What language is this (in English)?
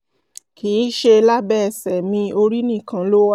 Yoruba